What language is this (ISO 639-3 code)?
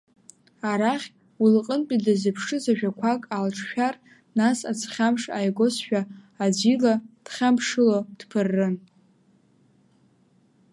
abk